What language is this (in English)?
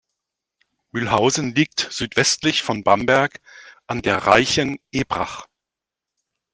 German